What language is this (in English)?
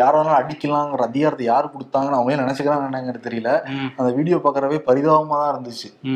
Tamil